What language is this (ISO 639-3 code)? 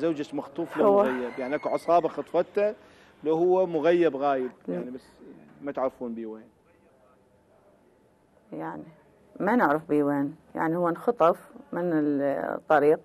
ara